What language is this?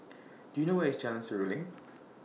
English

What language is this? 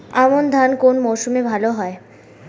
Bangla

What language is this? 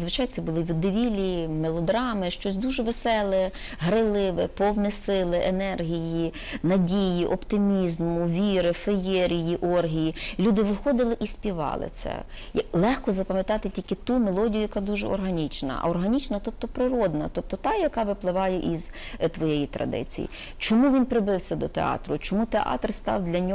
Ukrainian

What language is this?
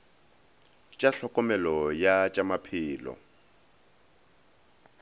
Northern Sotho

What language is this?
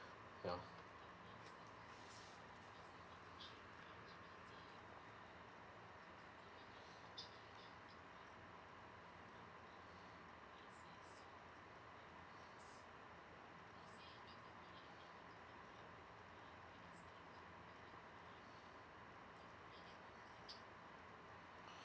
English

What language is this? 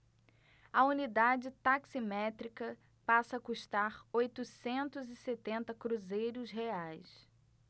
Portuguese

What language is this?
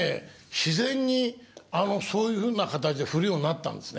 Japanese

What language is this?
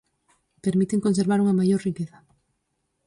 Galician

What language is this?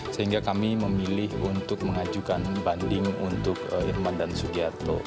Indonesian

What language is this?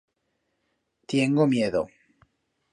Aragonese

